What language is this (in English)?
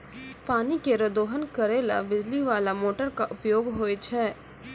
Maithili